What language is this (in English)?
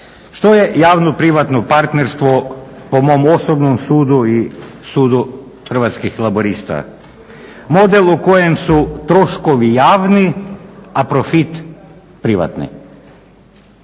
Croatian